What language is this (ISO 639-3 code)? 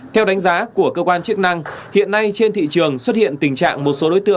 vie